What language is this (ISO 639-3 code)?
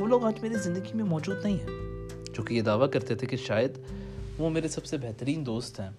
urd